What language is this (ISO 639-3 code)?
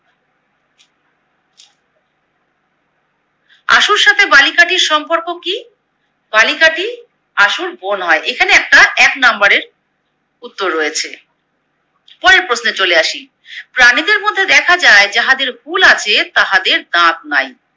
ben